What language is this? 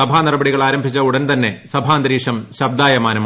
Malayalam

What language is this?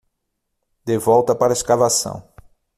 Portuguese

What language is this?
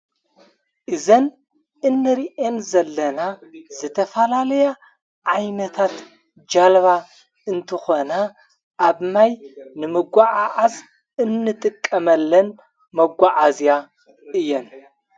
Tigrinya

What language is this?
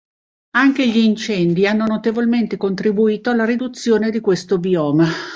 Italian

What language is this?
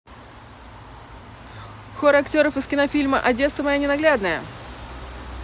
Russian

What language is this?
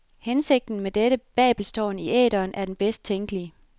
Danish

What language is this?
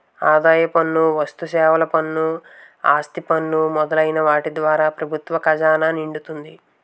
Telugu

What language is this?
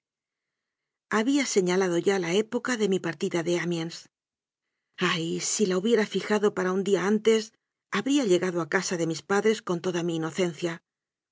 Spanish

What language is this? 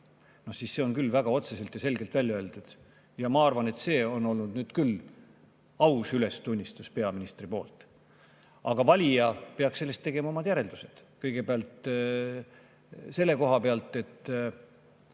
Estonian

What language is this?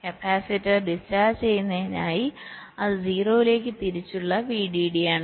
Malayalam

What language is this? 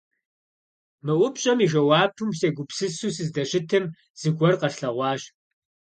Kabardian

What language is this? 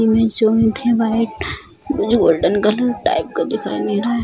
Hindi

